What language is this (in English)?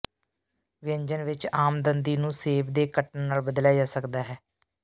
Punjabi